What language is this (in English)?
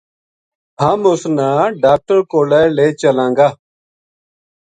Gujari